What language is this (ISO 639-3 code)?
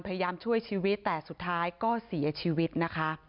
tha